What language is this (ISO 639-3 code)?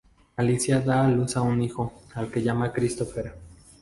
spa